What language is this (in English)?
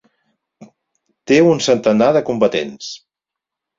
Catalan